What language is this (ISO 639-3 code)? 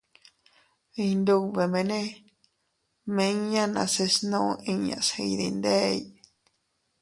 cut